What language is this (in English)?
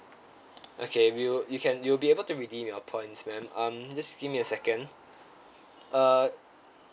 English